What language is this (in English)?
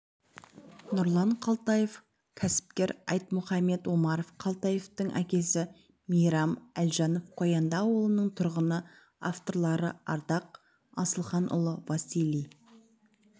Kazakh